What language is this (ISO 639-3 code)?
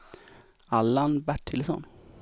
swe